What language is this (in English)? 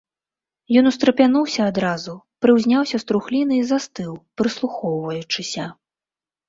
Belarusian